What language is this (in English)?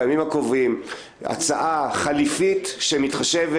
Hebrew